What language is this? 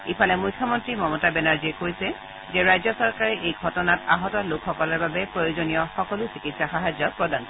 Assamese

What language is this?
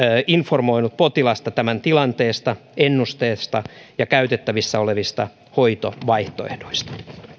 Finnish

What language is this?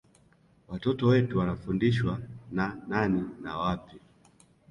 Swahili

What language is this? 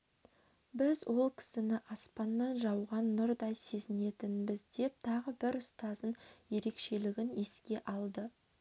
Kazakh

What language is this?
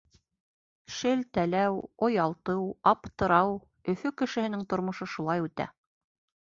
Bashkir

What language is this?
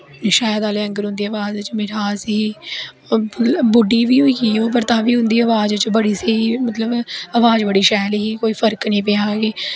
Dogri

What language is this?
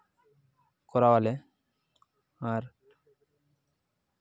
Santali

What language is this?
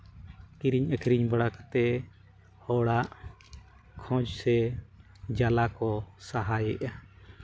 Santali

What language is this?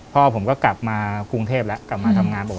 Thai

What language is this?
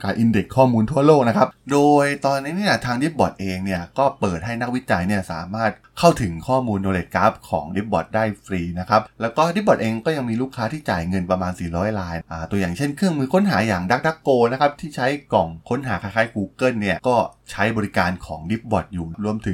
Thai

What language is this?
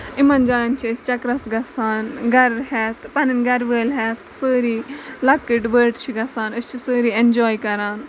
Kashmiri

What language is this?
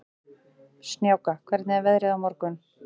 Icelandic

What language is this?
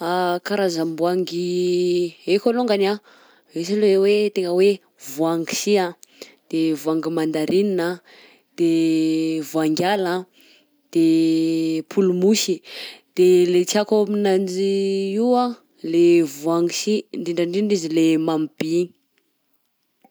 Southern Betsimisaraka Malagasy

